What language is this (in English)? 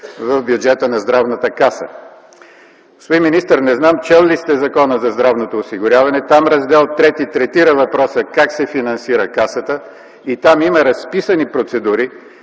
Bulgarian